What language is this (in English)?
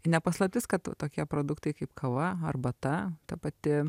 Lithuanian